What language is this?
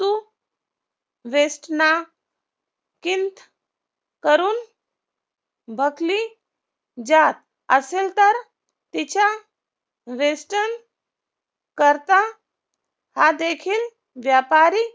Marathi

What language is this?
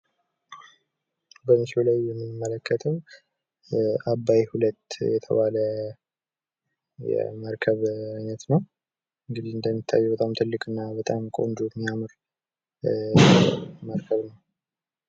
Amharic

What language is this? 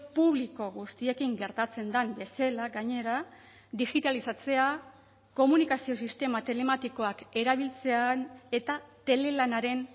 Basque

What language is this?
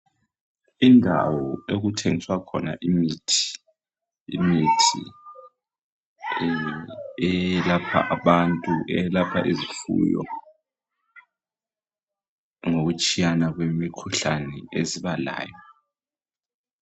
North Ndebele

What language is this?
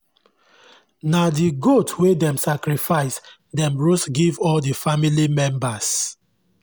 Nigerian Pidgin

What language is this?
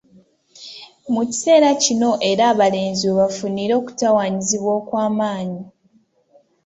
Ganda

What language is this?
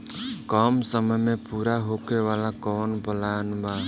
Bhojpuri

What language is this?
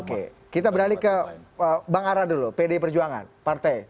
Indonesian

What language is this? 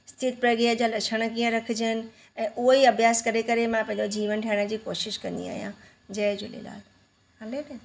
Sindhi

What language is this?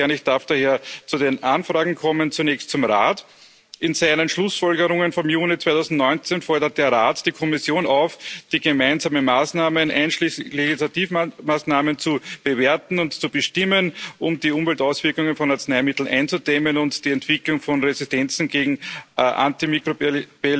German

